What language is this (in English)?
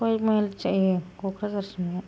Bodo